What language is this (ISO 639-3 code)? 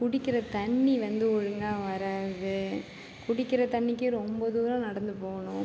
tam